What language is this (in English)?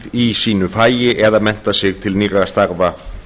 Icelandic